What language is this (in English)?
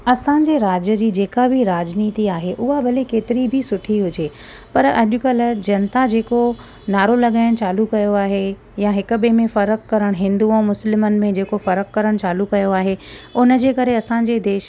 Sindhi